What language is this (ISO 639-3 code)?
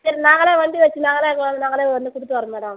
tam